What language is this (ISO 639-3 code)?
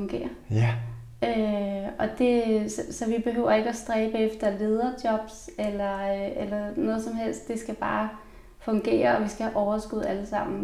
dan